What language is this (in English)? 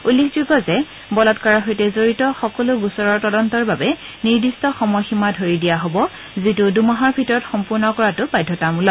Assamese